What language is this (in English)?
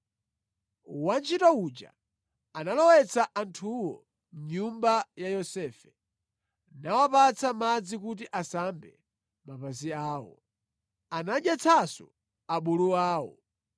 Nyanja